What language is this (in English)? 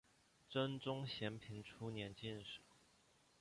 Chinese